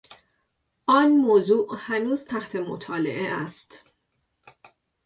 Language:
Persian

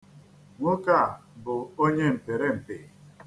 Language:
Igbo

